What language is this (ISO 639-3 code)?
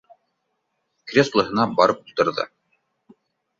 bak